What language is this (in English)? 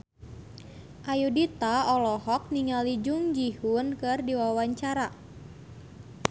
Sundanese